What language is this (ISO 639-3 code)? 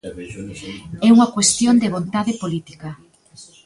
glg